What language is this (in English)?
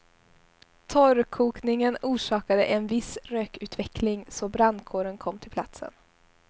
Swedish